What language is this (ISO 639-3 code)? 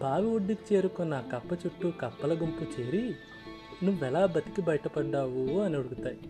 tel